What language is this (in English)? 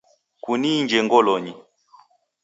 Taita